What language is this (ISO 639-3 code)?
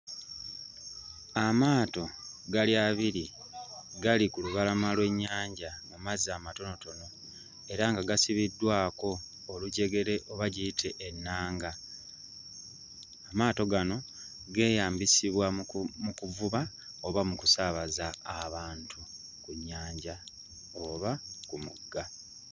lug